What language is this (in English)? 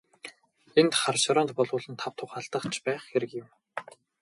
Mongolian